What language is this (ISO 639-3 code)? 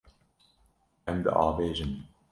kur